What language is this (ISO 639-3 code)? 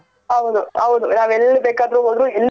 kan